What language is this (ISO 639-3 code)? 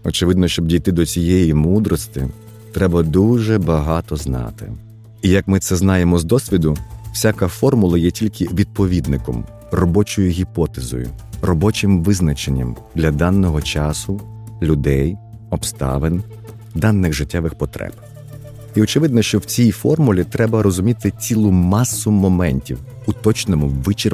ukr